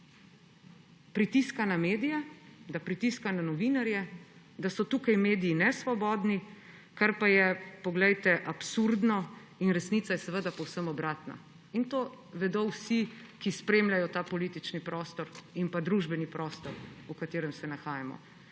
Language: Slovenian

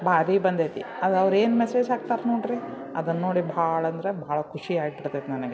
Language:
Kannada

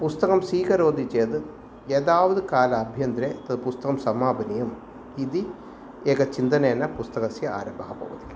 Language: Sanskrit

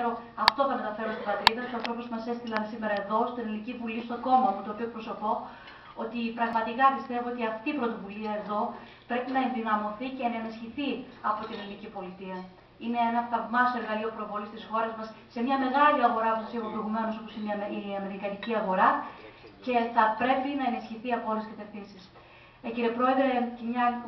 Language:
Greek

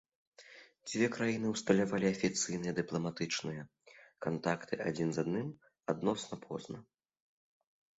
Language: Belarusian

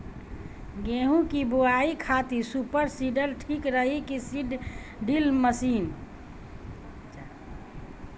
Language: Bhojpuri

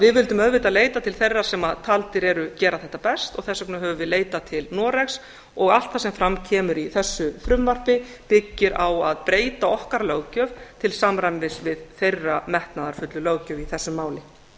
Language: Icelandic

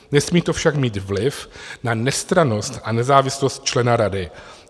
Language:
Czech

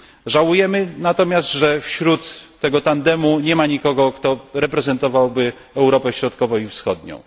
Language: Polish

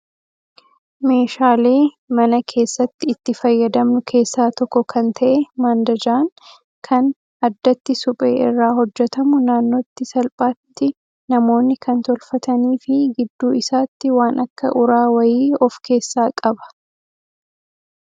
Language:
Oromo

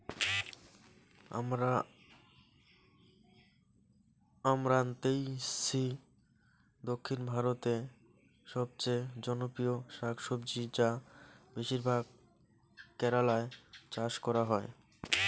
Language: Bangla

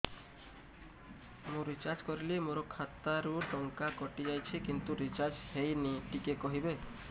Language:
Odia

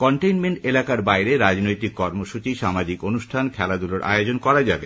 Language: Bangla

